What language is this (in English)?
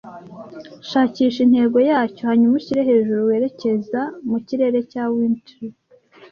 Kinyarwanda